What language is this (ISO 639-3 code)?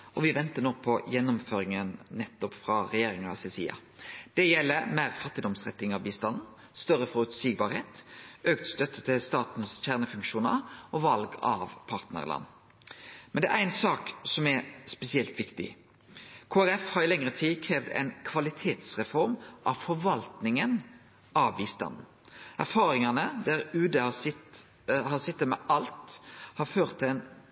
nno